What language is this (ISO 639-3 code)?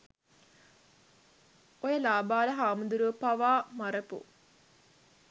sin